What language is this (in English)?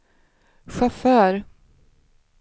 Swedish